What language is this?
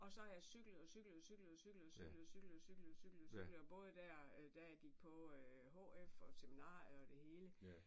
Danish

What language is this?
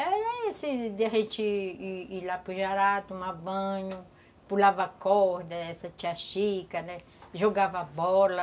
Portuguese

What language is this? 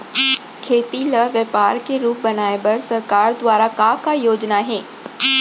Chhattisgarhi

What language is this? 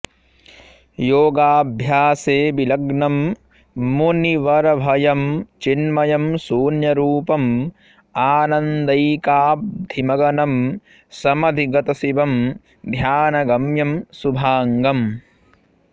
Sanskrit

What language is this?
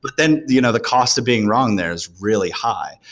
English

